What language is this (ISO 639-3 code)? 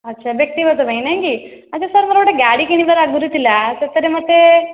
ori